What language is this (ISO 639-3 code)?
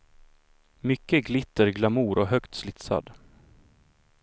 swe